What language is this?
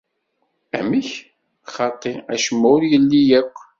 Kabyle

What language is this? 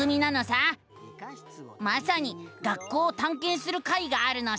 Japanese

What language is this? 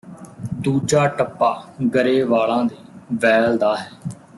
Punjabi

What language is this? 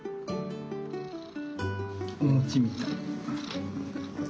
Japanese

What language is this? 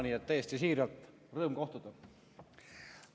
Estonian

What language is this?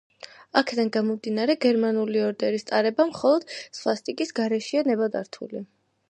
Georgian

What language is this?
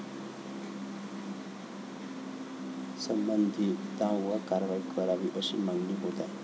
Marathi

